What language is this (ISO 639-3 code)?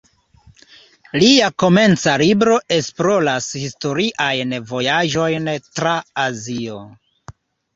epo